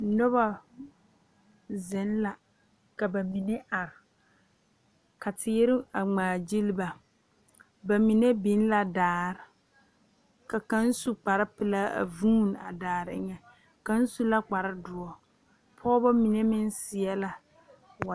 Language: Southern Dagaare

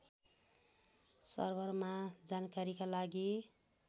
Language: Nepali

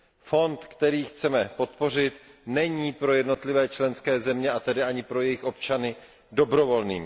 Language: Czech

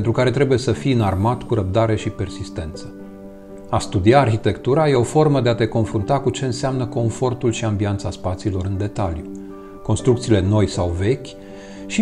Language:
Romanian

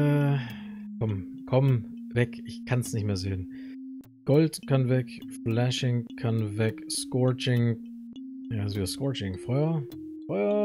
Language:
German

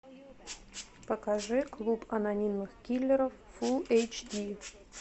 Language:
Russian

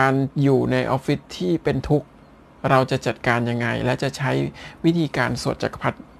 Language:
Thai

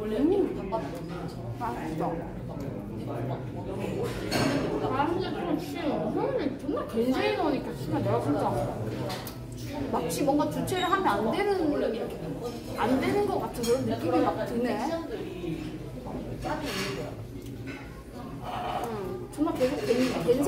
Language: Korean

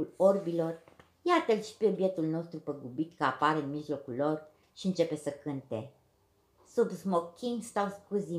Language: Romanian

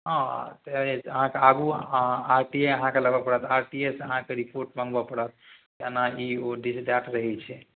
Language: Maithili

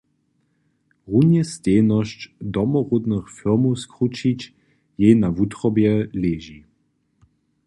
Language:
Upper Sorbian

